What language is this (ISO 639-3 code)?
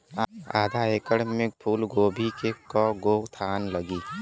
bho